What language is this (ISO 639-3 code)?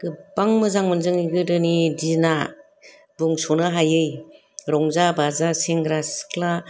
brx